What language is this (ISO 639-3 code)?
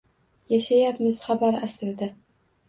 uzb